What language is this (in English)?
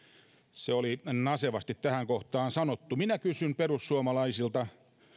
Finnish